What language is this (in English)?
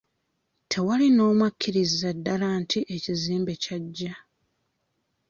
Ganda